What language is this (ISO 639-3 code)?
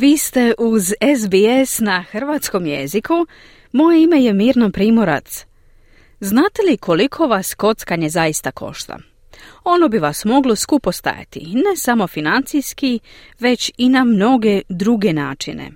hrv